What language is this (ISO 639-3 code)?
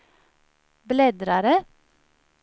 swe